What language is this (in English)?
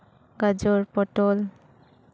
Santali